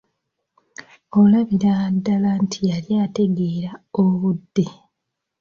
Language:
Ganda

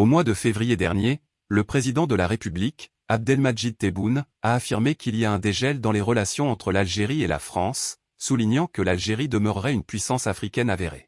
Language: French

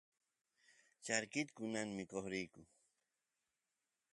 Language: Santiago del Estero Quichua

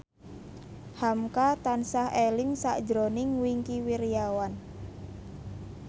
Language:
Javanese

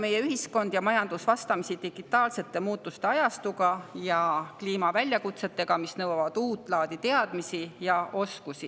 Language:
Estonian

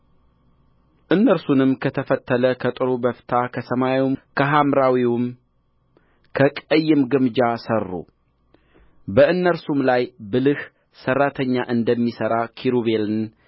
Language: Amharic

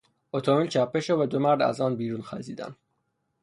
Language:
Persian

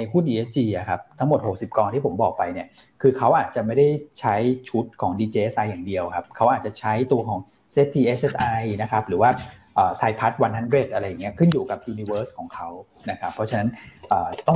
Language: Thai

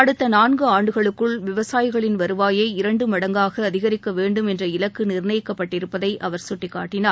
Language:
Tamil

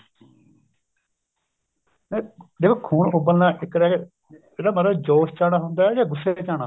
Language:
Punjabi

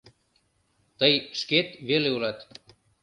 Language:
Mari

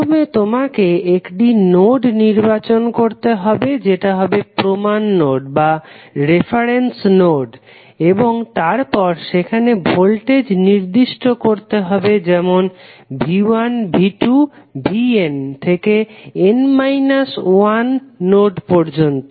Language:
Bangla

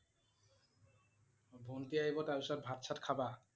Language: Assamese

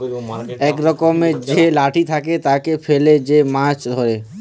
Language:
Bangla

